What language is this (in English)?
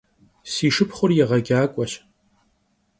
Kabardian